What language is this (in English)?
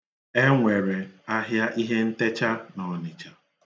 Igbo